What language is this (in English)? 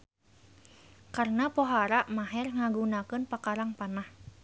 Sundanese